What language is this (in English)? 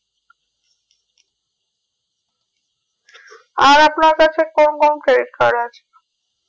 Bangla